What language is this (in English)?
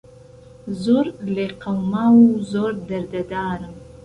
Central Kurdish